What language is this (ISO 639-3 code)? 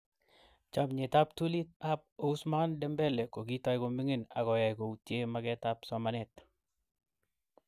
kln